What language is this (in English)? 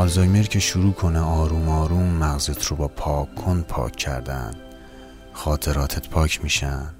Persian